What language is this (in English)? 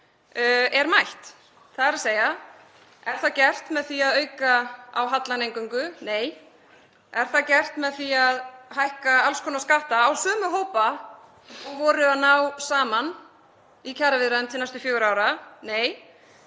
Icelandic